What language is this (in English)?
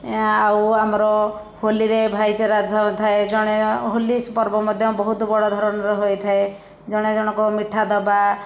Odia